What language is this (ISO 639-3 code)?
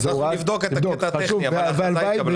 heb